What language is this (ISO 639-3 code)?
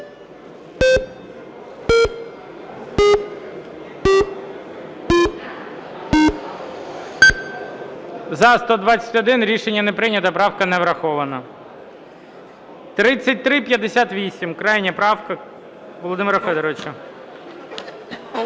ukr